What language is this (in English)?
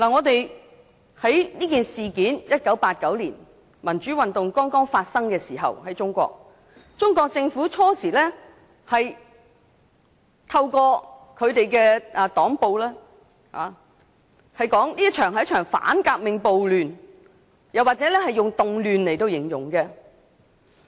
Cantonese